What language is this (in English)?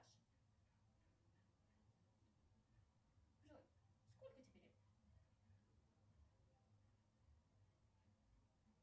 Russian